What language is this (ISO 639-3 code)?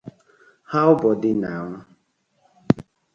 pcm